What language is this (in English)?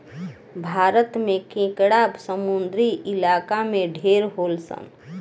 Bhojpuri